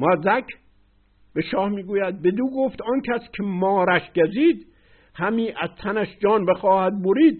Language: Persian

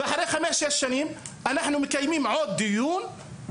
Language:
Hebrew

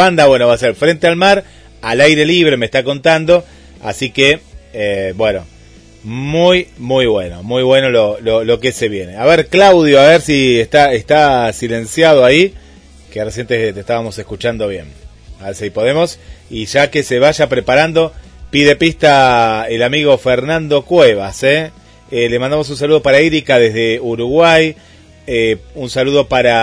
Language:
Spanish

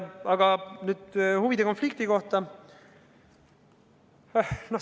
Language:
Estonian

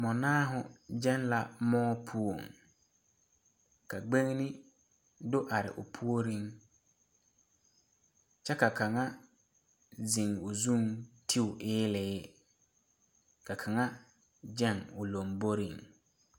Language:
Southern Dagaare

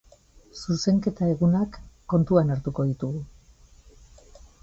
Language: Basque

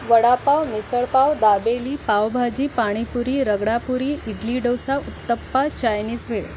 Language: Marathi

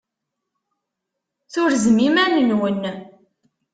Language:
Kabyle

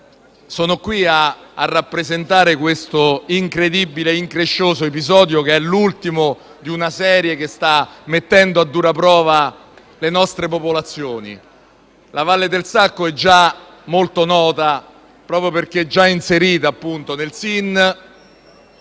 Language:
Italian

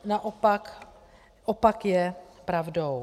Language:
Czech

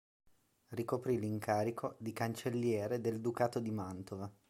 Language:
Italian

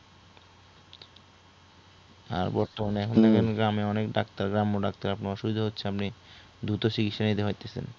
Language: Bangla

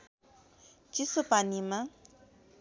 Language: Nepali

